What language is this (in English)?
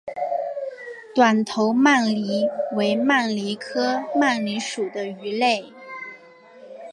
Chinese